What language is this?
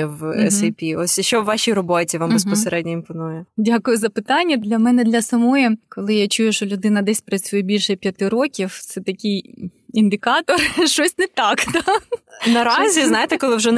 Ukrainian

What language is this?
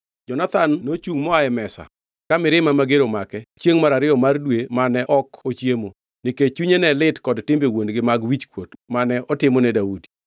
Luo (Kenya and Tanzania)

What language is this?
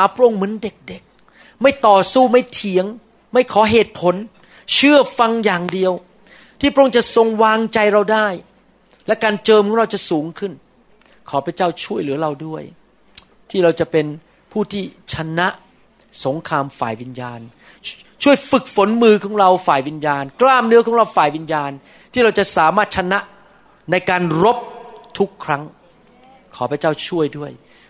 Thai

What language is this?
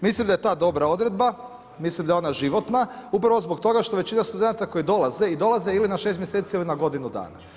Croatian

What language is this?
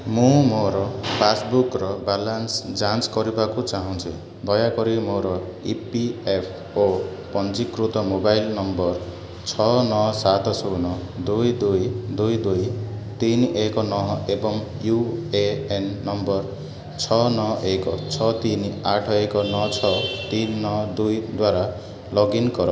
Odia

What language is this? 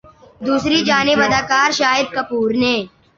Urdu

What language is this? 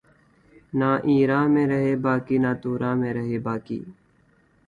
Urdu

